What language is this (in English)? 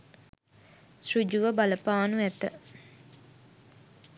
Sinhala